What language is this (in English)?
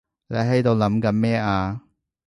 Cantonese